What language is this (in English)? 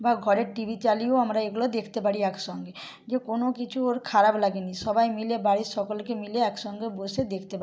Bangla